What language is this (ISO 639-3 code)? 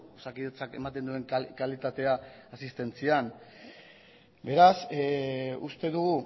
eus